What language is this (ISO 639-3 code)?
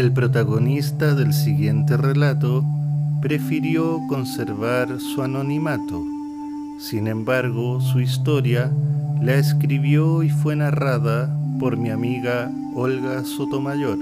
spa